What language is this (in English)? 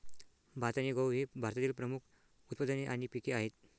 Marathi